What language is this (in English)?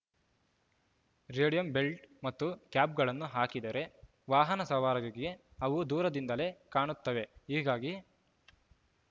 Kannada